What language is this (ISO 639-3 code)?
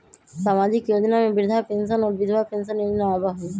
mag